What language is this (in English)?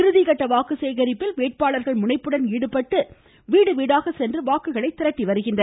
Tamil